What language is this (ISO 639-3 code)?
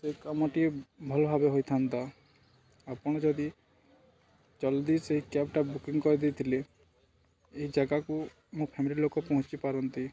ori